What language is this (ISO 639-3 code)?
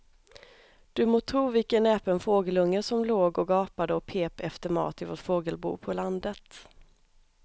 swe